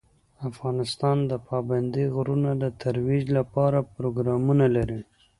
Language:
Pashto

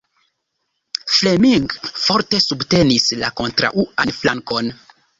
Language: Esperanto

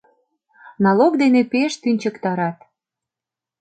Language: Mari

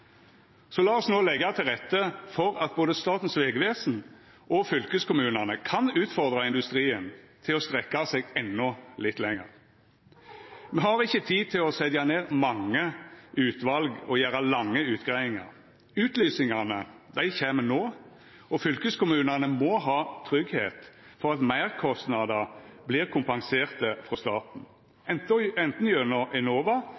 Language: Norwegian Nynorsk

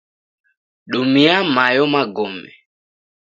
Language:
Taita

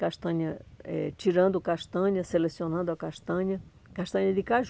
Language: Portuguese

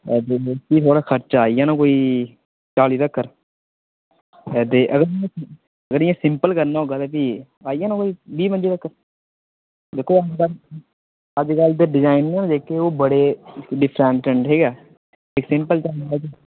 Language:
Dogri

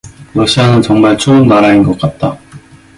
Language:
Korean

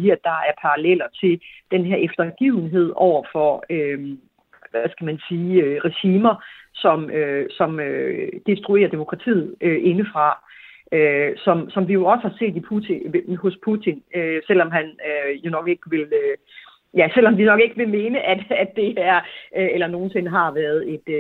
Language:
Danish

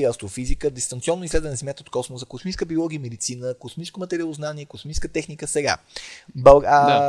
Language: Bulgarian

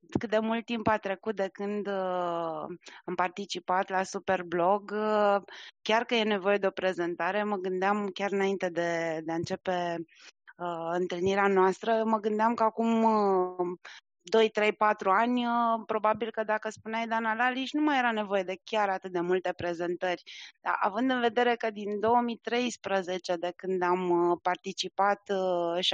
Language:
Romanian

